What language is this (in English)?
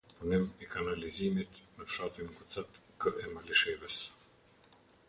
Albanian